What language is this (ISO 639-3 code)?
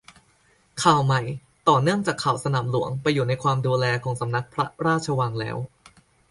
tha